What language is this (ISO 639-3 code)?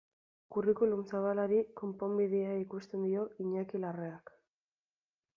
eus